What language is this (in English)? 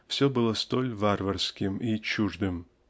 Russian